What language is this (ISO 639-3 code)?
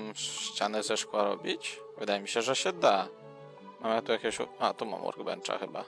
pol